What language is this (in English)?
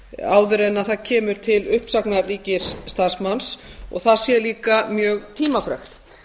Icelandic